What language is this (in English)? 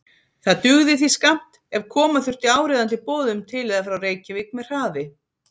Icelandic